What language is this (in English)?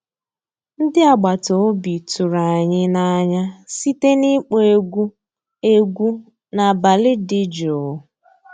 Igbo